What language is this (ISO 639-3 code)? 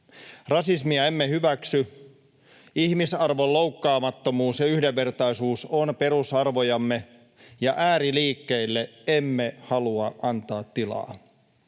fin